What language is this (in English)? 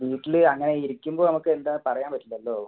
Malayalam